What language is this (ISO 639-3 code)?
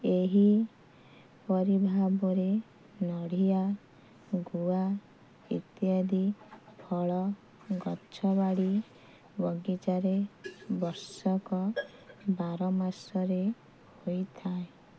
ori